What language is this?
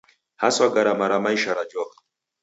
Taita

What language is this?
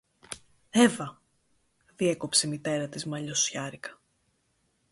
Greek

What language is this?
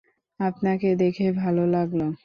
Bangla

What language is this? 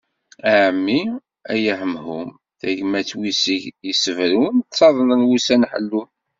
Kabyle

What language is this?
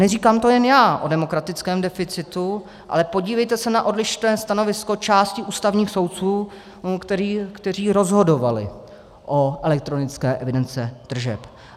Czech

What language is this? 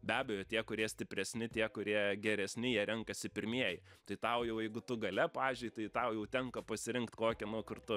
Lithuanian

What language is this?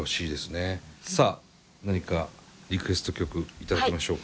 Japanese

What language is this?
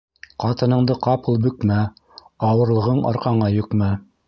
Bashkir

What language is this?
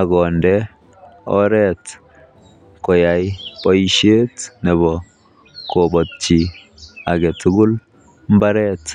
Kalenjin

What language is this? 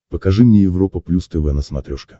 Russian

